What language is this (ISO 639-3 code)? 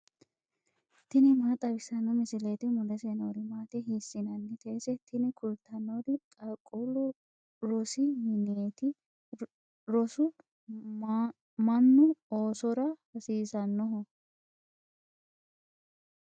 sid